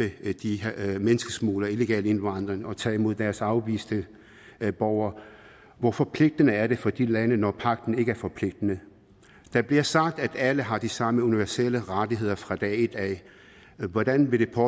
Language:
Danish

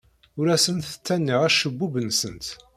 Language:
Kabyle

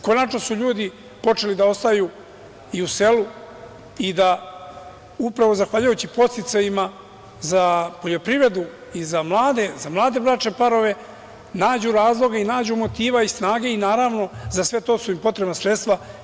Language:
Serbian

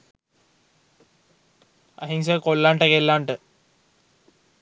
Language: Sinhala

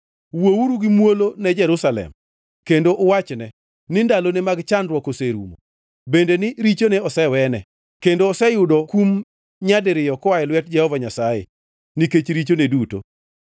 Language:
Luo (Kenya and Tanzania)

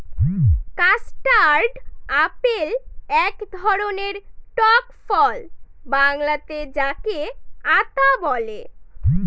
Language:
Bangla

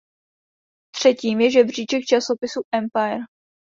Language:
Czech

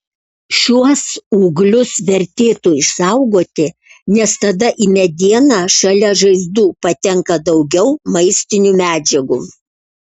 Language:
Lithuanian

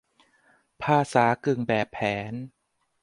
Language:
Thai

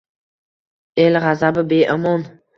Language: Uzbek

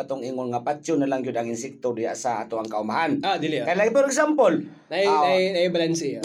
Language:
Filipino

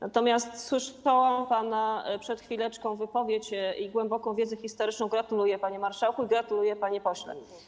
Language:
Polish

